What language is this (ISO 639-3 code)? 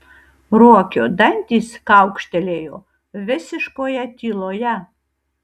lit